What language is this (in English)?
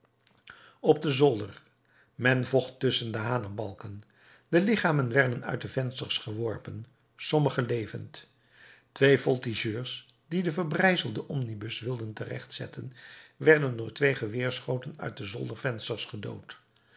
Dutch